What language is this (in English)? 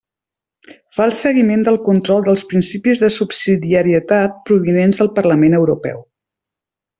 Catalan